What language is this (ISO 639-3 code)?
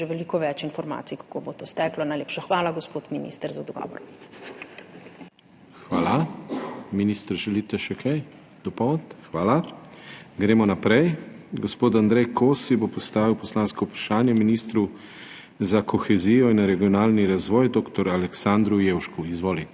slv